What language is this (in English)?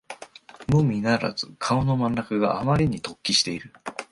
Japanese